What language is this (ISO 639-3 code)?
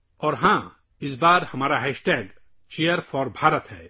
urd